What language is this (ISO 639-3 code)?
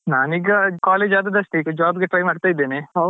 kan